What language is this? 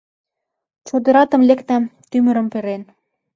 Mari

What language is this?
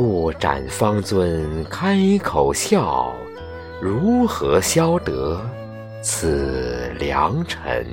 Chinese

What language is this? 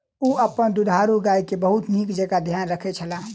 Maithili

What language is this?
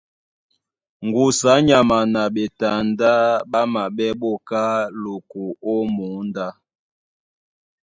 Duala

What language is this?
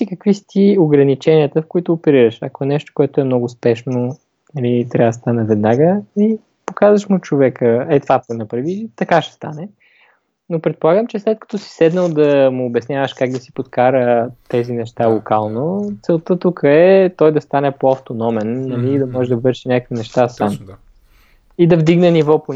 Bulgarian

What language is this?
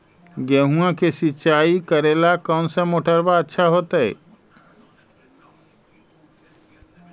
Magahi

